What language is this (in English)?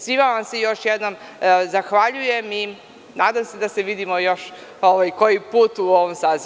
Serbian